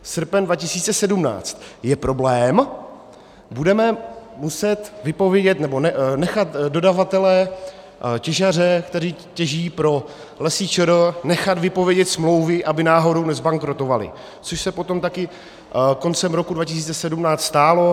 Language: Czech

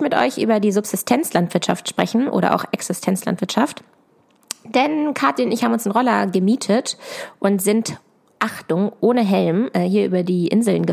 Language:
German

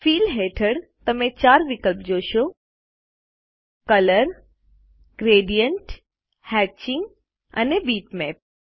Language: Gujarati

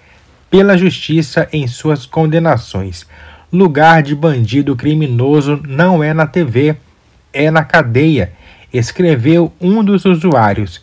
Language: Portuguese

